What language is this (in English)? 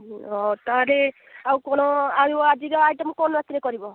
Odia